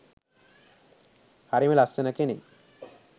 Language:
Sinhala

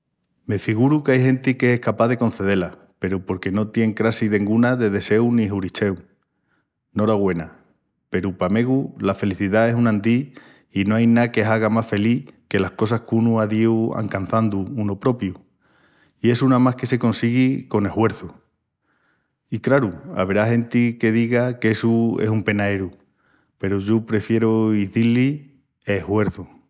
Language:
Extremaduran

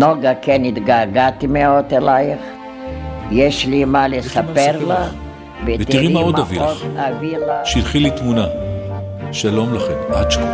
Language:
Hebrew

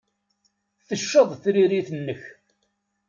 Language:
Kabyle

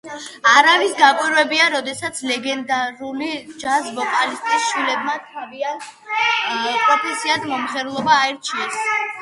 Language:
Georgian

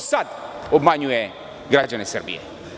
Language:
Serbian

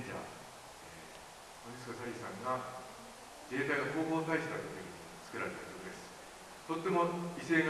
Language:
Japanese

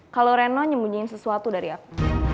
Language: Indonesian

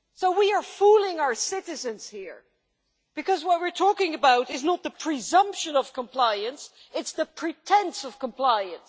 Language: English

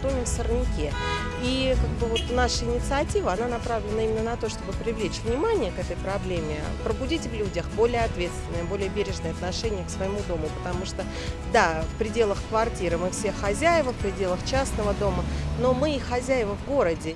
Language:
Russian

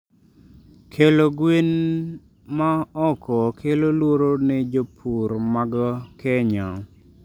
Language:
Luo (Kenya and Tanzania)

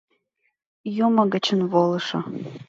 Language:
Mari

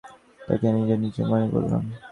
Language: Bangla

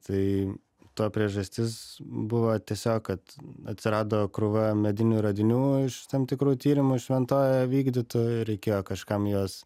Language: Lithuanian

